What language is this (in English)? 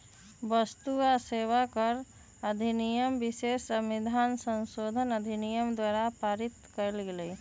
Magahi